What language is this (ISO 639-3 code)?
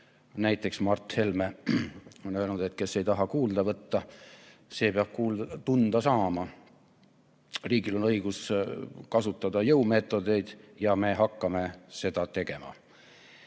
est